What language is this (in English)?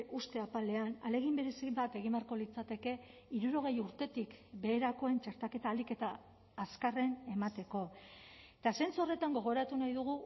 Basque